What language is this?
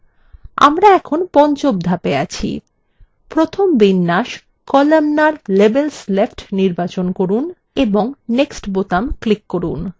Bangla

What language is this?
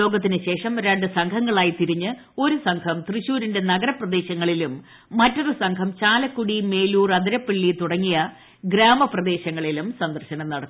Malayalam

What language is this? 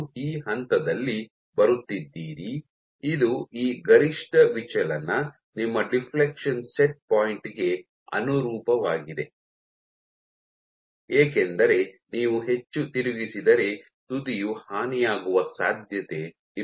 Kannada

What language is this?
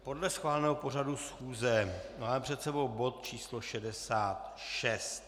Czech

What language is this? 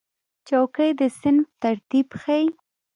Pashto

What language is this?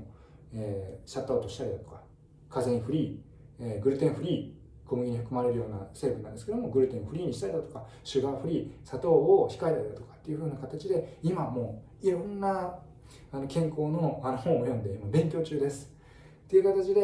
Japanese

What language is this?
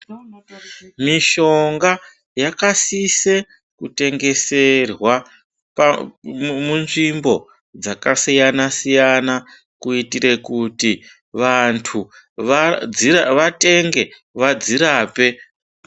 Ndau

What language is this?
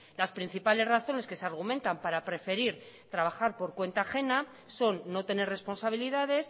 Spanish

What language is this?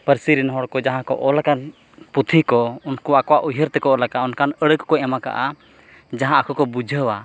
Santali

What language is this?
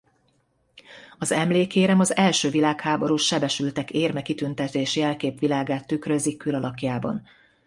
Hungarian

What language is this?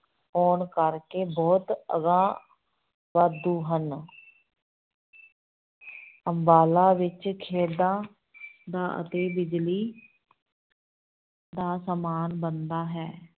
Punjabi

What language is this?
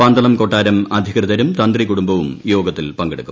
Malayalam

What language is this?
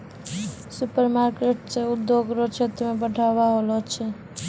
Maithili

